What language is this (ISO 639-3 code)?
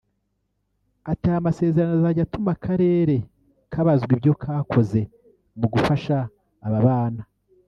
kin